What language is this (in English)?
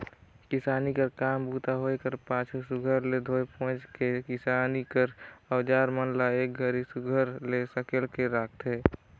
Chhattisgarhi